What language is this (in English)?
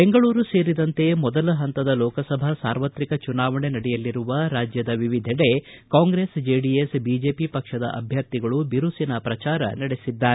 Kannada